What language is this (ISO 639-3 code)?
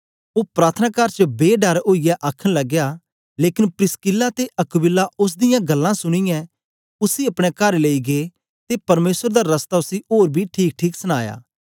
doi